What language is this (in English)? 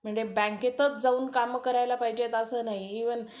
Marathi